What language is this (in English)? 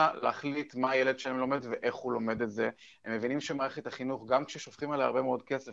Hebrew